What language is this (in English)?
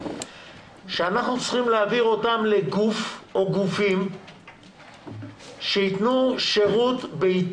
Hebrew